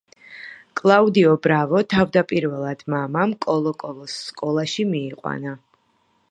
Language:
Georgian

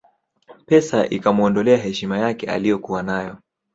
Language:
Swahili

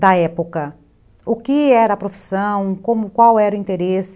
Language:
Portuguese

